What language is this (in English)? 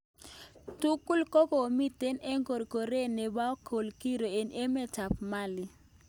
Kalenjin